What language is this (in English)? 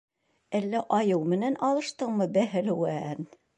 Bashkir